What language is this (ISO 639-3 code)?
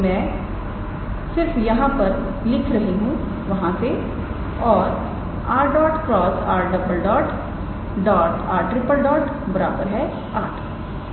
hin